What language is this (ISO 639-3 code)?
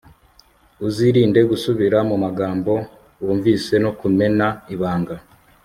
kin